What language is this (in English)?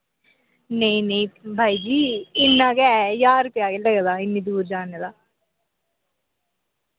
Dogri